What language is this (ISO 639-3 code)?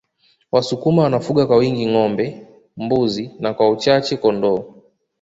swa